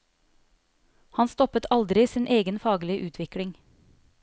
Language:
Norwegian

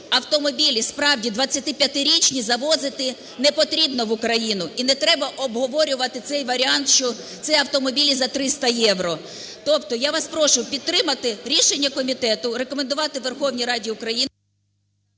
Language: Ukrainian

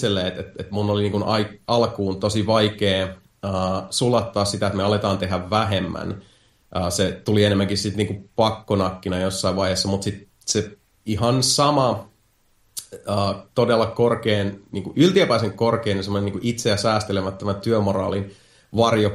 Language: Finnish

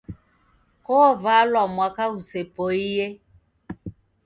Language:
Taita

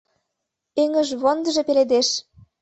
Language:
Mari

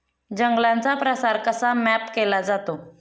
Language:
Marathi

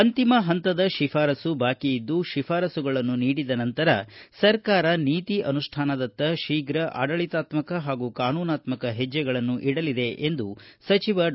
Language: Kannada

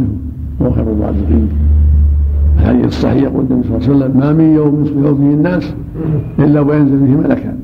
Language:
Arabic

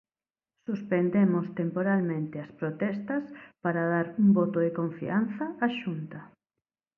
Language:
Galician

